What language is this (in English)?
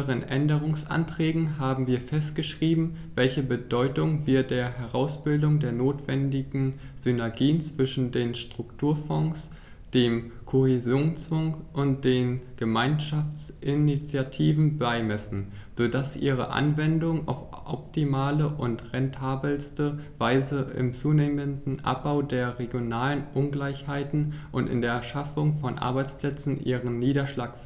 German